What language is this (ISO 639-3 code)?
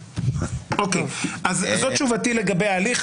heb